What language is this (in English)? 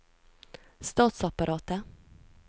Norwegian